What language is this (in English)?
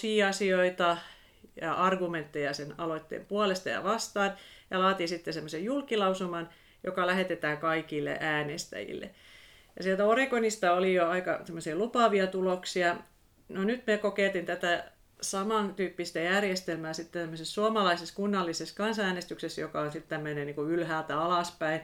Finnish